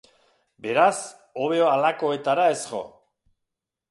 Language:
Basque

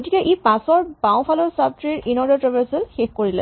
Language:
Assamese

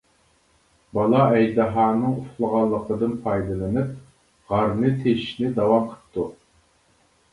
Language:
Uyghur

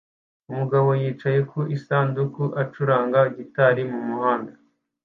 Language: Kinyarwanda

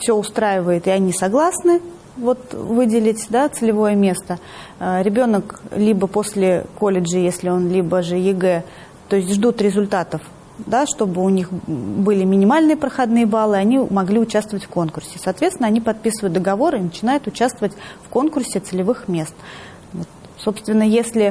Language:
Russian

